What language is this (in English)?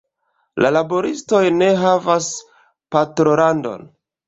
Esperanto